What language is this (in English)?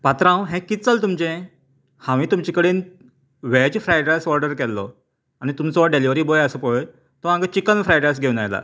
Konkani